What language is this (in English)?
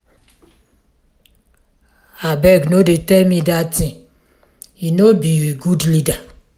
Nigerian Pidgin